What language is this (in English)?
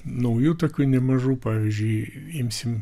Lithuanian